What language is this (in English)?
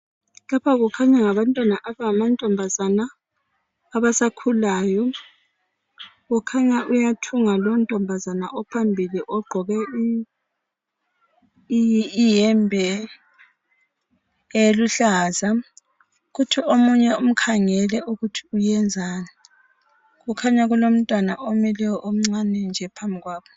North Ndebele